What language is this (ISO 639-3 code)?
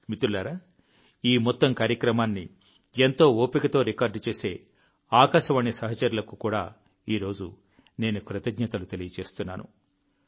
tel